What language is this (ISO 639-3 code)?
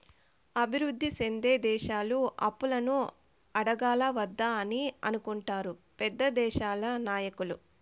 tel